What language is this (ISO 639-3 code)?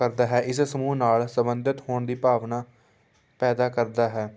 pan